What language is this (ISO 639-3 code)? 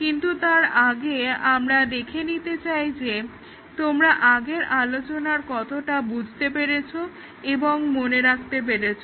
ben